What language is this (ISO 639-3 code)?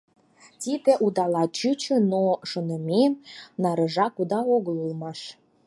chm